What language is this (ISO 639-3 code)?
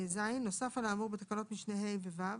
heb